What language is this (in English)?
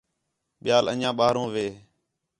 Khetrani